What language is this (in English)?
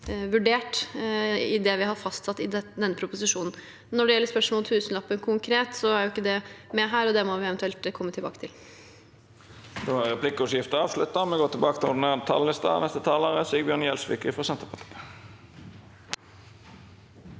Norwegian